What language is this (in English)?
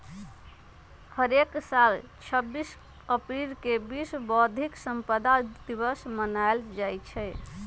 Magahi